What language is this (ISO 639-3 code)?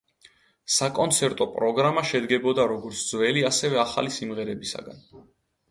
kat